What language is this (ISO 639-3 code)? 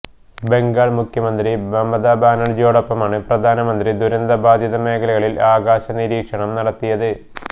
mal